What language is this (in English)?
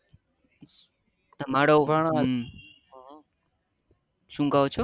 Gujarati